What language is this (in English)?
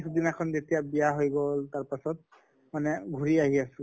Assamese